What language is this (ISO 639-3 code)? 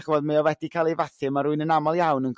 cym